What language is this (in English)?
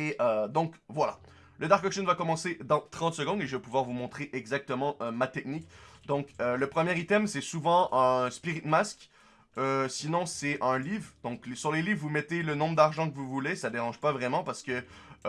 French